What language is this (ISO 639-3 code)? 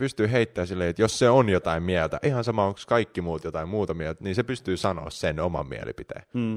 fin